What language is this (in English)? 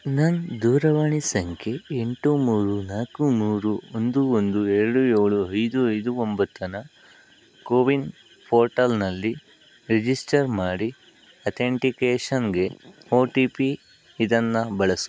Kannada